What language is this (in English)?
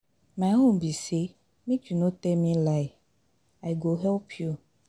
Nigerian Pidgin